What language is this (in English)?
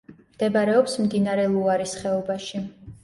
Georgian